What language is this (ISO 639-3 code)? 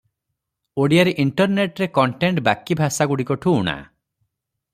ori